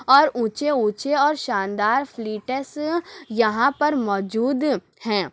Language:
Urdu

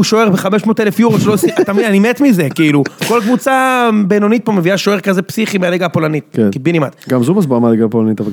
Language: Hebrew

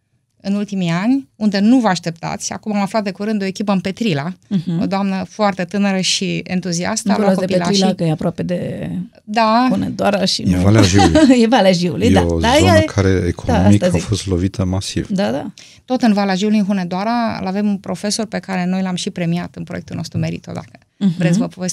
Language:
Romanian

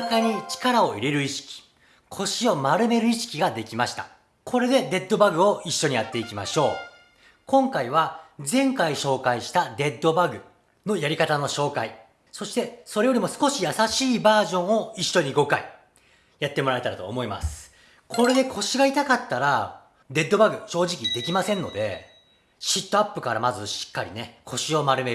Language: Japanese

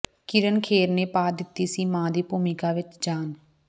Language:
Punjabi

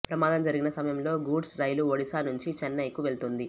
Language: Telugu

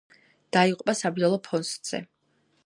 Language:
Georgian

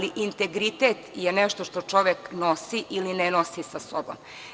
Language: Serbian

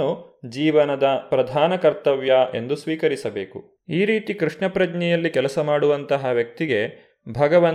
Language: Kannada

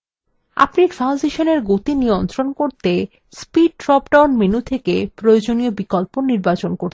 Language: Bangla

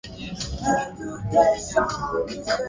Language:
Swahili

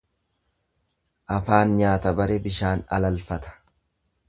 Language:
Oromo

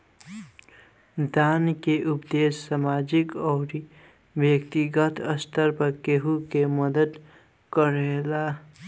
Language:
Bhojpuri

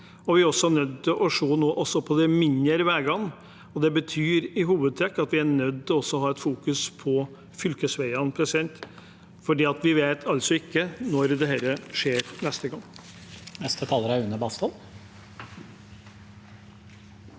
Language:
Norwegian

